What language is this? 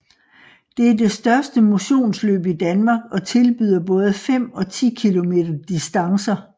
Danish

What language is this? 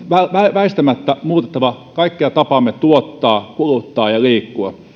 Finnish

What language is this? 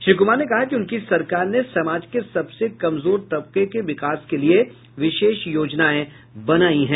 Hindi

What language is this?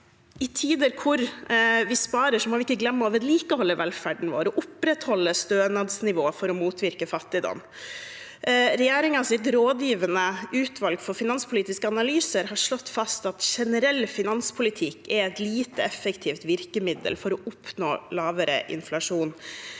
Norwegian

